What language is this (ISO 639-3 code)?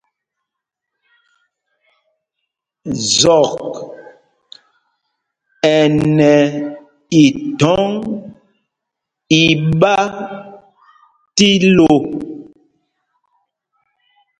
mgg